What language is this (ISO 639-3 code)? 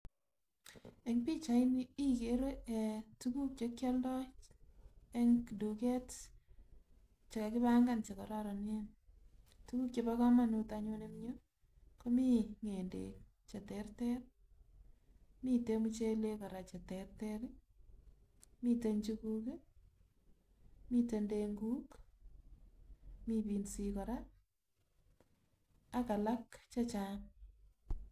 kln